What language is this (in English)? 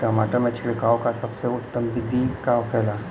Bhojpuri